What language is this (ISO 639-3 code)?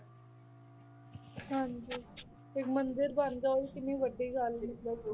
pan